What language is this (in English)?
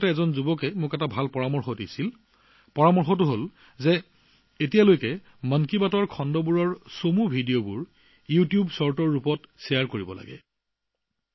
Assamese